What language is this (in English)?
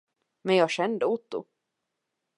Swedish